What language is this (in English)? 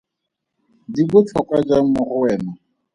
Tswana